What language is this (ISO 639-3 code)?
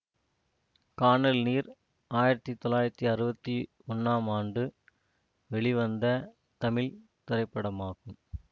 tam